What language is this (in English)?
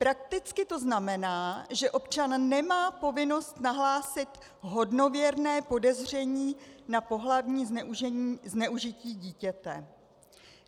Czech